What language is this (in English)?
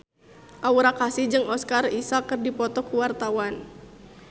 Sundanese